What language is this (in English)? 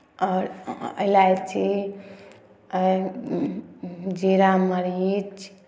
Maithili